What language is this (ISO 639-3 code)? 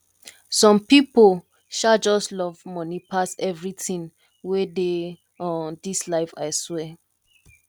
pcm